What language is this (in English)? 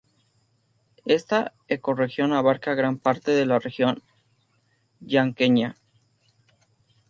Spanish